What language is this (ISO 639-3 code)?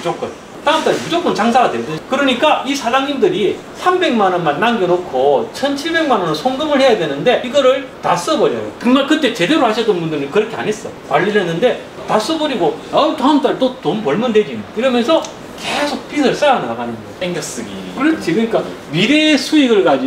kor